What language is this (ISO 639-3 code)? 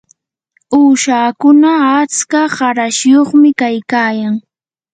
qur